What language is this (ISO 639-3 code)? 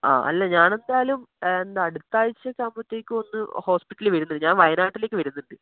mal